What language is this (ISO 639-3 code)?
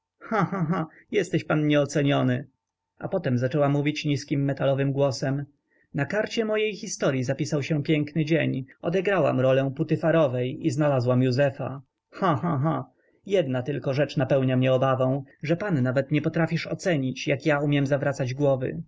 pol